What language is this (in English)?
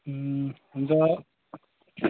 Nepali